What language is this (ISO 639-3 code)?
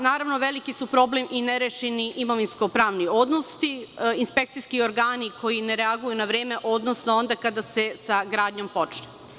srp